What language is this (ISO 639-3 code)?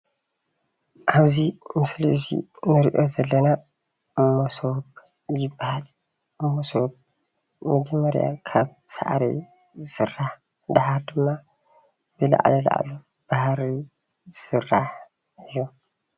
tir